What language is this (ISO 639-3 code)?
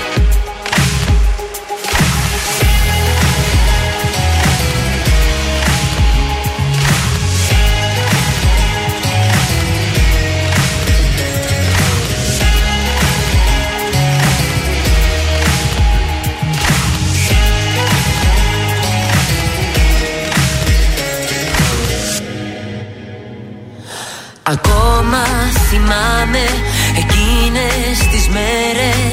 ell